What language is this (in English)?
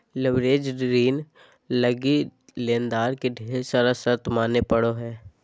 Magahi